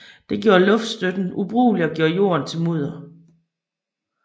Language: Danish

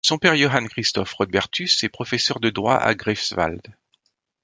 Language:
French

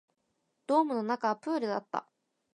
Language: Japanese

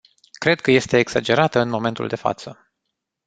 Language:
Romanian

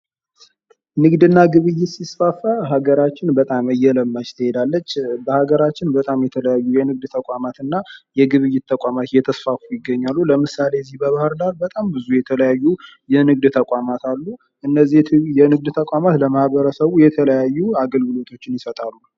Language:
Amharic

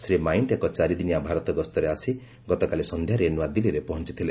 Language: Odia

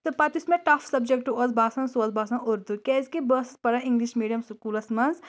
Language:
Kashmiri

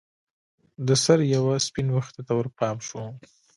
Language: Pashto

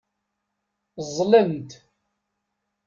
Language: Kabyle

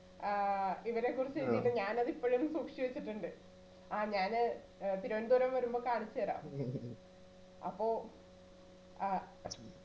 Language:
Malayalam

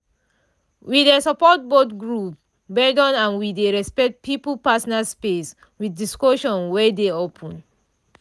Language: Nigerian Pidgin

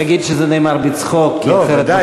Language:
Hebrew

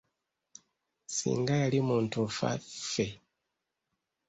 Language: Ganda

